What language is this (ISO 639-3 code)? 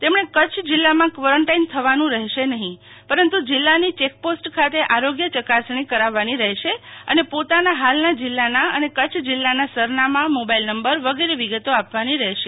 guj